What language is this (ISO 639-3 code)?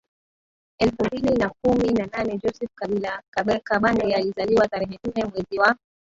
swa